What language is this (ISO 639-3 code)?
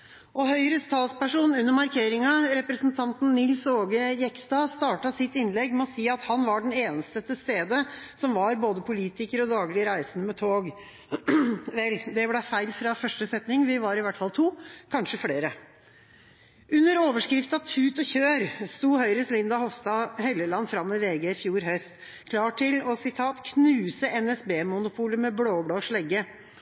nob